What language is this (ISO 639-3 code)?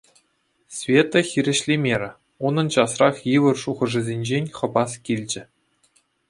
chv